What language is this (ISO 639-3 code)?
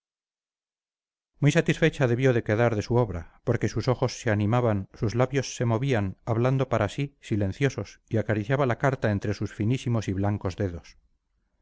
spa